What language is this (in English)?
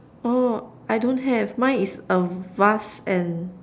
English